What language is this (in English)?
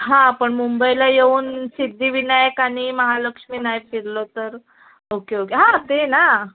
Marathi